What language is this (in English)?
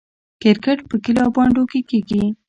Pashto